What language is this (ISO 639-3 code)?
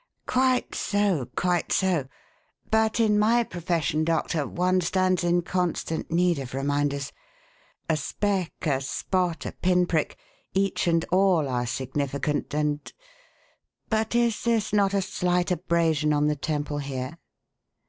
eng